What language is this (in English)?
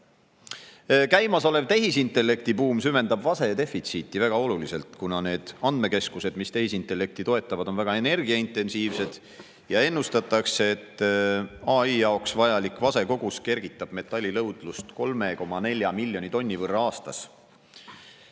Estonian